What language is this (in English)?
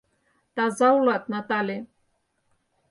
Mari